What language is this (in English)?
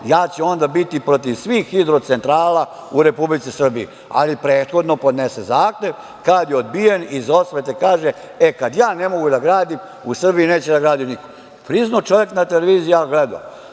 Serbian